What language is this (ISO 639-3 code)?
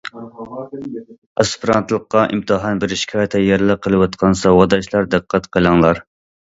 uig